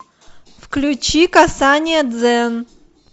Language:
Russian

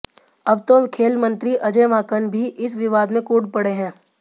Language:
Hindi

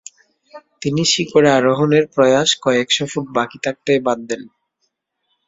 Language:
Bangla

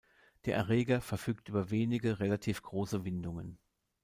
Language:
German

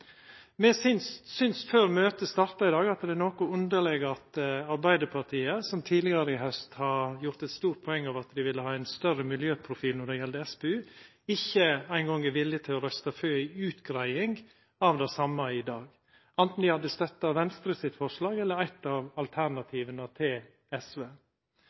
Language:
Norwegian Nynorsk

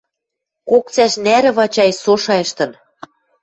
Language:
Western Mari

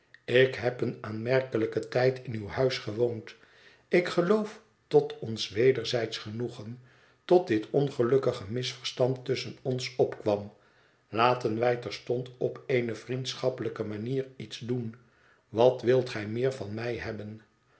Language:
Dutch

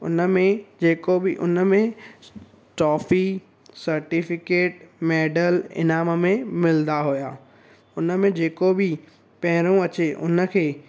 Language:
Sindhi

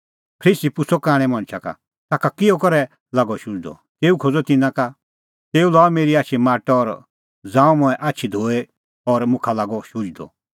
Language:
Kullu Pahari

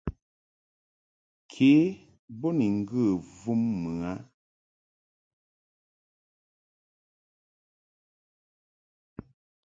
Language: Mungaka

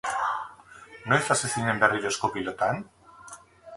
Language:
Basque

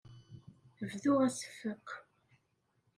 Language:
Kabyle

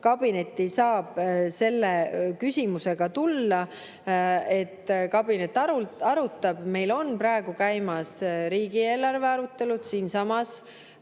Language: Estonian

